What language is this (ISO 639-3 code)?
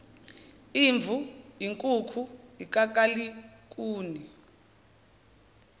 zul